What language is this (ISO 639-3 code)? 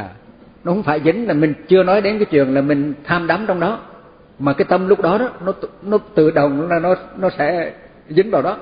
vie